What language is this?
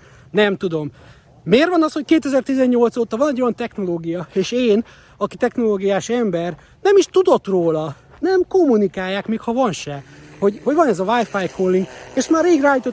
Hungarian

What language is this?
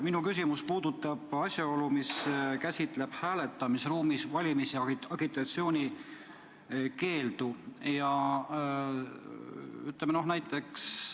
Estonian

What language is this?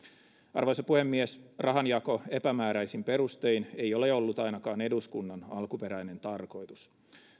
Finnish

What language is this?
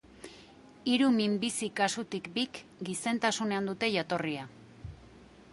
Basque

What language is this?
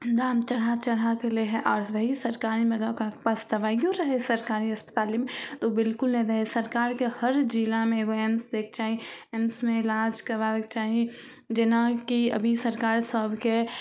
Maithili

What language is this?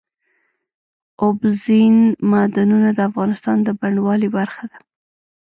Pashto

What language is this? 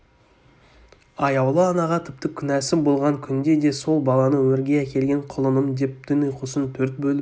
Kazakh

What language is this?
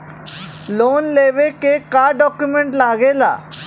Bhojpuri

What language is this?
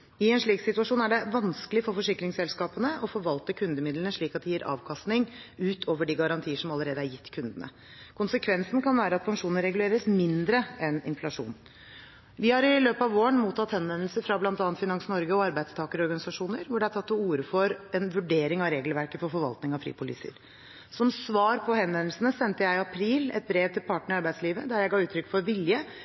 Norwegian Bokmål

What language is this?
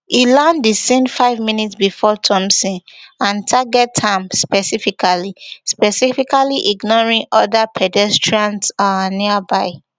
Nigerian Pidgin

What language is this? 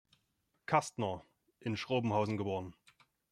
German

